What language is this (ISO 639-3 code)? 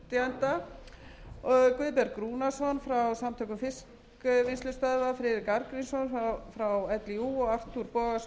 isl